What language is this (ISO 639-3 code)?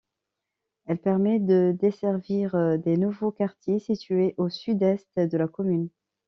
fra